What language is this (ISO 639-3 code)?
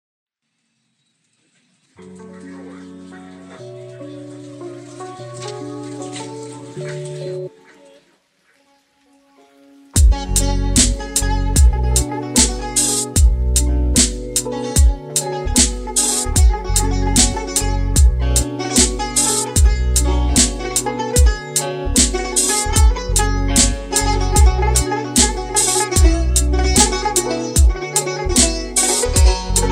fas